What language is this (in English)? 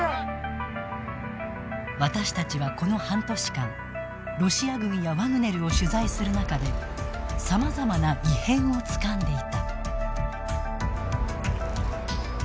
Japanese